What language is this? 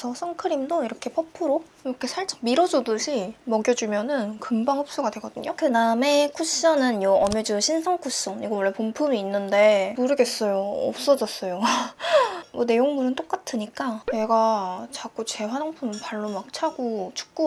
Korean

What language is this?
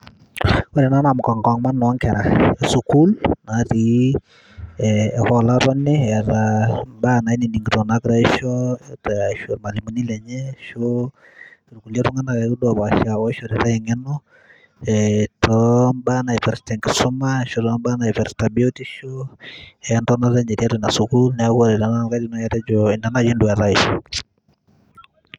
Masai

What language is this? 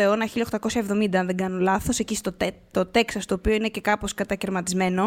Greek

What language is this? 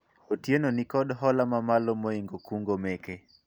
Luo (Kenya and Tanzania)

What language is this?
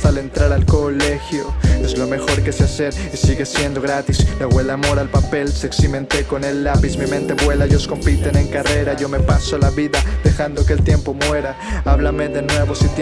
Spanish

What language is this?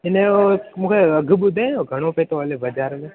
Sindhi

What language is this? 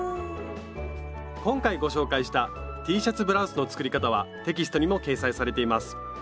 Japanese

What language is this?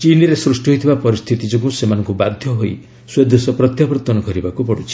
Odia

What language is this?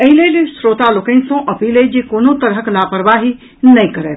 Maithili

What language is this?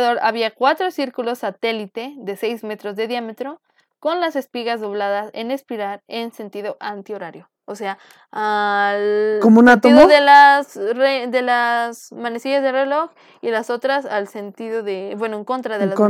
Spanish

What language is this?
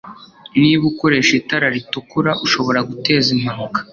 Kinyarwanda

